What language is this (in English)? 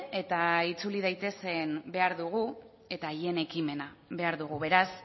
Basque